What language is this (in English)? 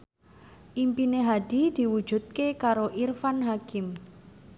Javanese